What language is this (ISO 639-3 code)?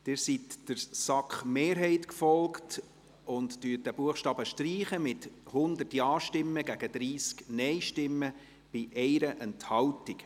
gsw